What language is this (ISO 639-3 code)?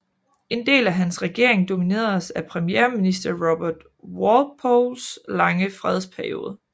dan